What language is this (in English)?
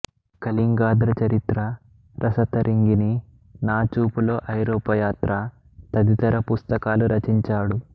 Telugu